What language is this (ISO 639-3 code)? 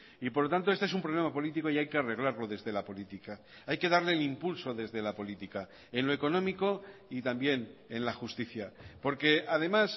spa